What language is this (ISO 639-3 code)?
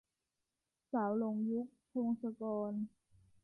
tha